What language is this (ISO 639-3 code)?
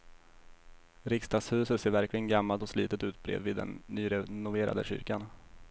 swe